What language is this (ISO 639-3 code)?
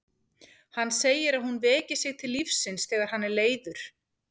isl